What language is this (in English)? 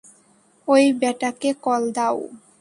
Bangla